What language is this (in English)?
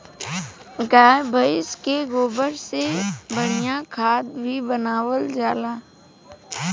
Bhojpuri